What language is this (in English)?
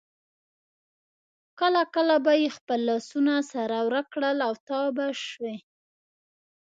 Pashto